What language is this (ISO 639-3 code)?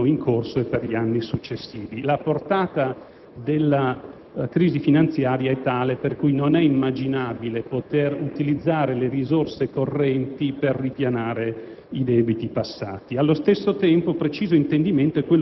ita